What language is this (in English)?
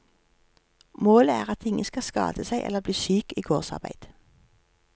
Norwegian